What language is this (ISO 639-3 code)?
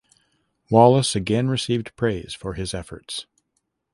eng